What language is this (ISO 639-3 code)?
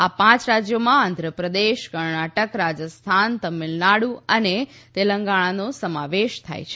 guj